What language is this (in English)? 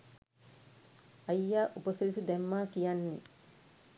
Sinhala